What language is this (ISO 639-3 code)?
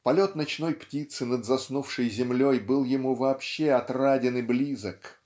rus